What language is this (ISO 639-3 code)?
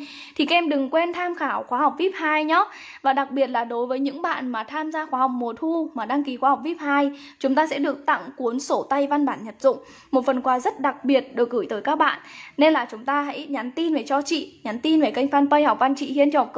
vie